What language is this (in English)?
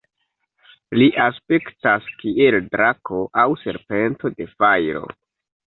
Esperanto